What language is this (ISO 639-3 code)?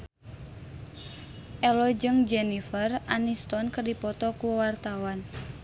sun